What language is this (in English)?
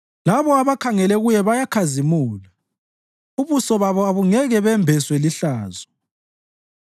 North Ndebele